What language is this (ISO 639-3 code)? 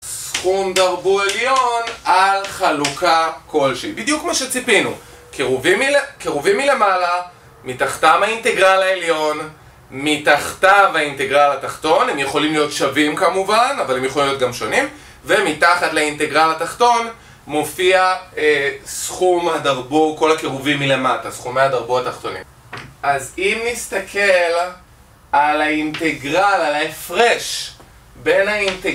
heb